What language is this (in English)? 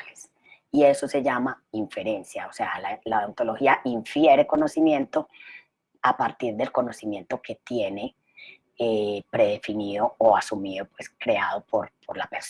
Spanish